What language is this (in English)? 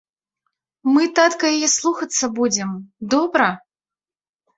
Belarusian